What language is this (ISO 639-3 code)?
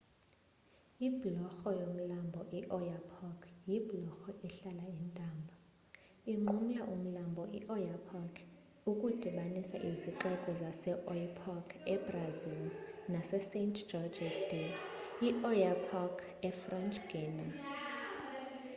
xho